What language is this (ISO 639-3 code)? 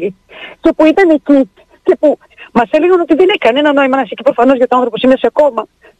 ell